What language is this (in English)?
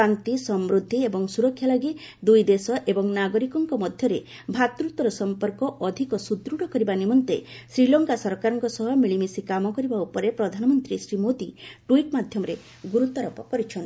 Odia